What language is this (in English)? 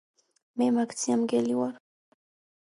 Georgian